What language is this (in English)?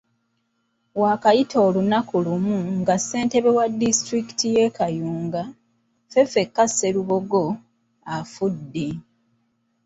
Ganda